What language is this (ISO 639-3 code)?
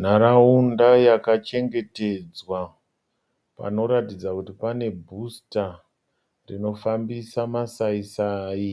sna